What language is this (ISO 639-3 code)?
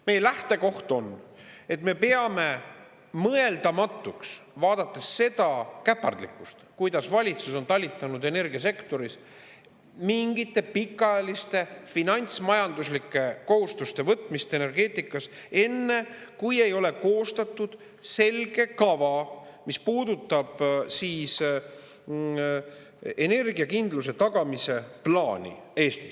est